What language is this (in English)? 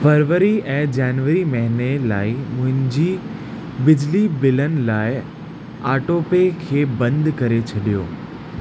Sindhi